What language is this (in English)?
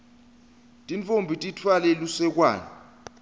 Swati